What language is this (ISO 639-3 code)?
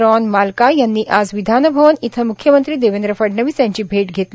mar